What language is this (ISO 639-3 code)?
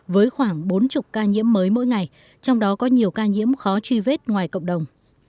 vie